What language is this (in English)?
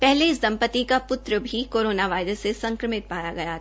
Hindi